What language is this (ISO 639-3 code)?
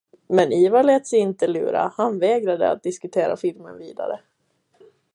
swe